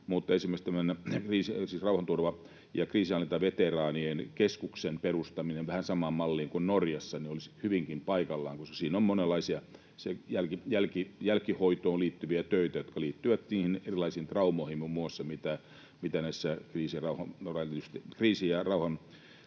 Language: Finnish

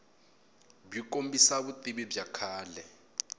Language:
Tsonga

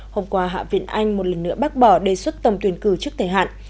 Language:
Vietnamese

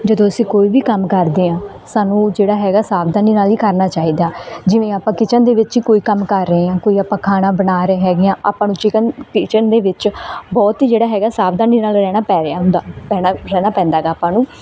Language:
Punjabi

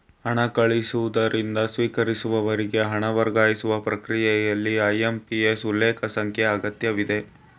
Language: Kannada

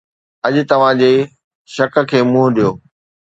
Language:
Sindhi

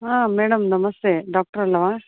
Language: Kannada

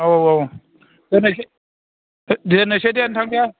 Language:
Bodo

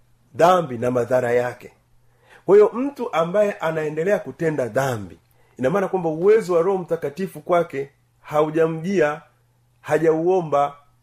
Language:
Swahili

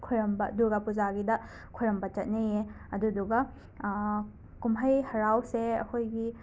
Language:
Manipuri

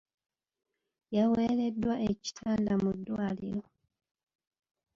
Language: Ganda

